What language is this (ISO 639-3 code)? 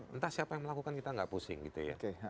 ind